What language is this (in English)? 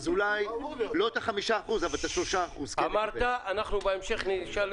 Hebrew